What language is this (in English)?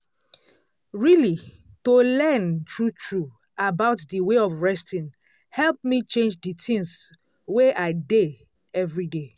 Nigerian Pidgin